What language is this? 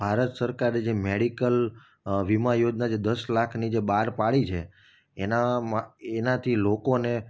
Gujarati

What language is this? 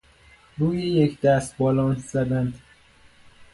Persian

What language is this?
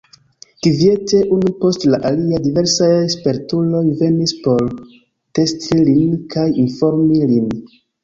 Esperanto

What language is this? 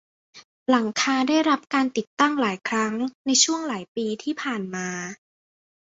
Thai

